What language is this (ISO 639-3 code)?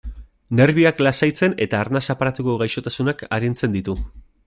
eus